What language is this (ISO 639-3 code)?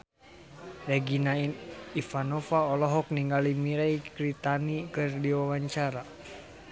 sun